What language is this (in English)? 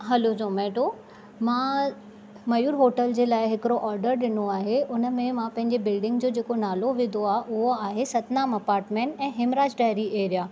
Sindhi